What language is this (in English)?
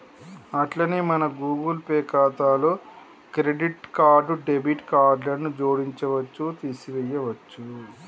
Telugu